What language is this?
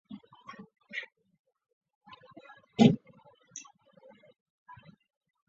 Chinese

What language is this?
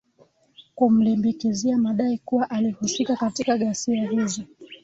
Swahili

